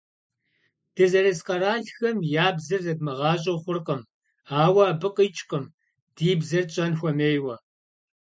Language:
Kabardian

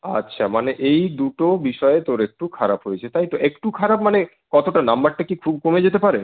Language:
Bangla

